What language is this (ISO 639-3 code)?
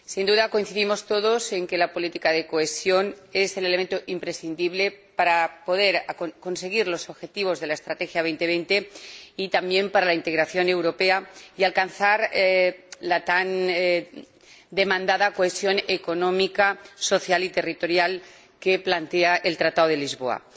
spa